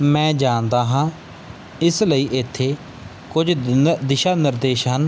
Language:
Punjabi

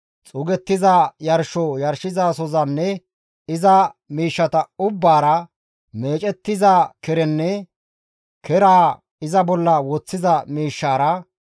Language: Gamo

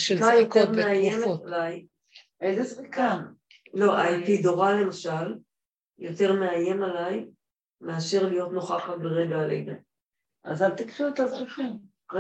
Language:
Hebrew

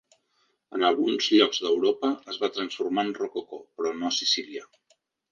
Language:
Catalan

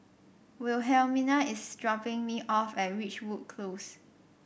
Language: English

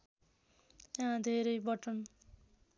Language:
Nepali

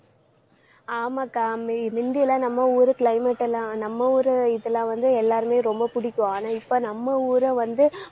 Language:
Tamil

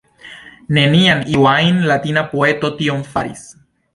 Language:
Esperanto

